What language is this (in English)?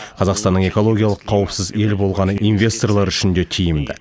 Kazakh